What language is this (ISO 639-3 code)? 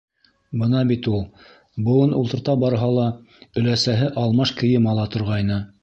bak